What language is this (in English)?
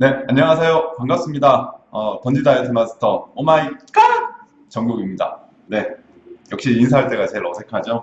Korean